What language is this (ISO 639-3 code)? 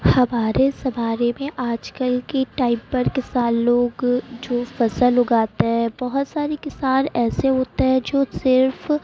urd